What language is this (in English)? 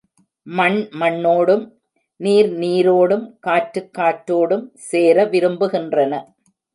Tamil